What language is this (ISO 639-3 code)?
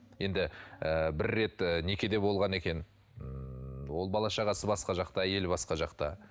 kaz